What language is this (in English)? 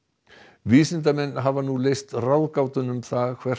Icelandic